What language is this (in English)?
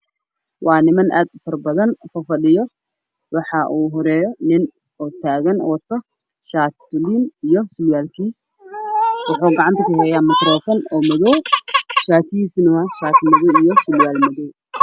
Somali